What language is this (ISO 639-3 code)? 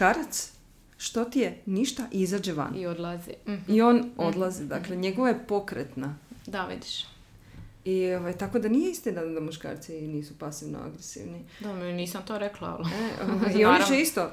hrv